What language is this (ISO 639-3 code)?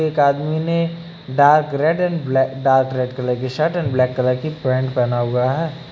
hin